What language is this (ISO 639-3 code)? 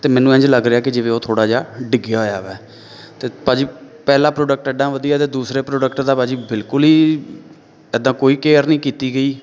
pan